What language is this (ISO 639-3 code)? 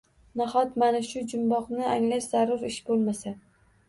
uzb